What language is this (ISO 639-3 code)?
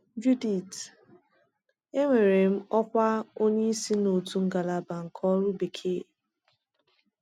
ibo